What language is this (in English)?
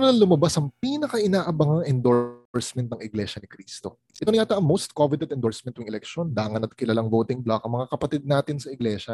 Filipino